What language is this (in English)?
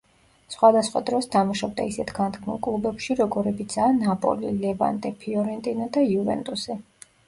Georgian